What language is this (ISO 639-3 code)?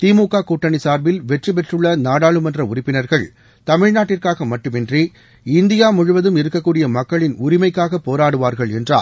tam